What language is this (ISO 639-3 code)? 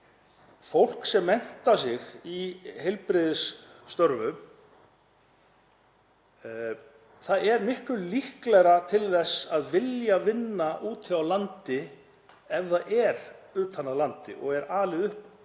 isl